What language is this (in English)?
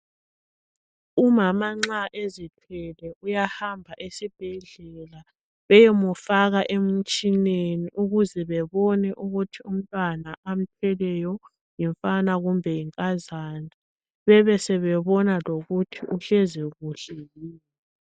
North Ndebele